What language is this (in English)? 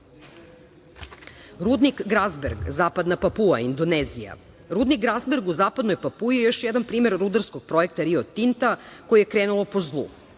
Serbian